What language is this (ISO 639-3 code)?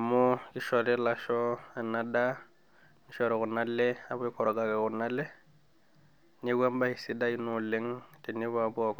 mas